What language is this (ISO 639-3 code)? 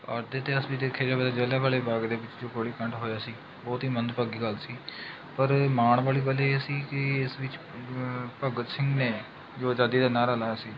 pan